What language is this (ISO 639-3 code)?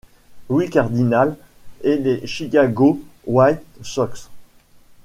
fra